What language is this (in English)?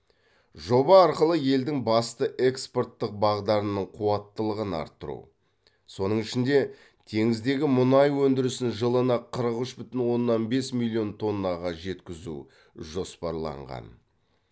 Kazakh